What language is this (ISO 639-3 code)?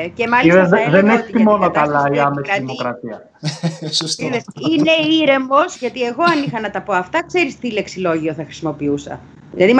ell